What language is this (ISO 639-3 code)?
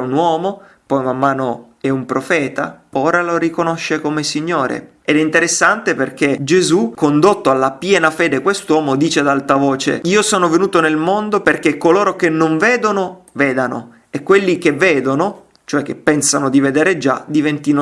ita